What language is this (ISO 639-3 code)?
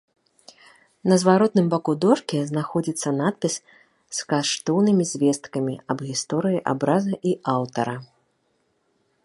bel